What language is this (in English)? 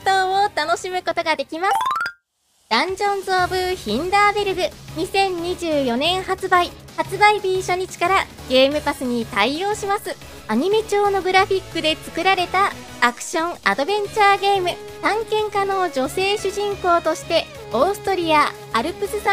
Japanese